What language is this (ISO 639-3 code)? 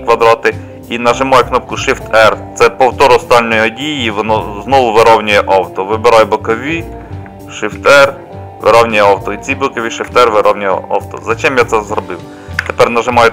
ukr